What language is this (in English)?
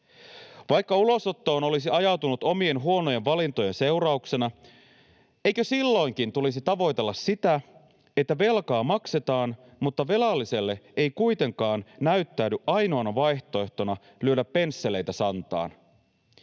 Finnish